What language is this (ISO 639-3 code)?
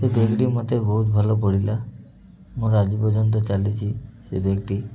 ori